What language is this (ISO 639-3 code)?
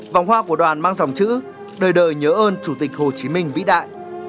vie